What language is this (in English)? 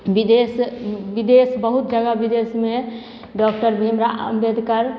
Maithili